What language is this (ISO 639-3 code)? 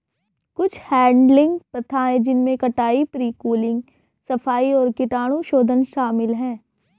hin